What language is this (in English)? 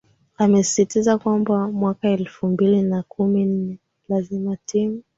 Swahili